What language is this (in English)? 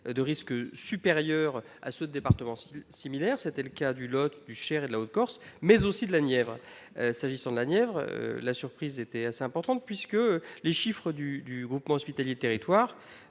French